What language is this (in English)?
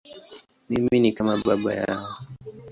Swahili